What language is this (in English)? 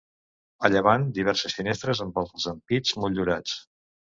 Catalan